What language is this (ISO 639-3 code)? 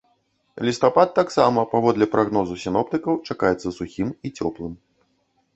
bel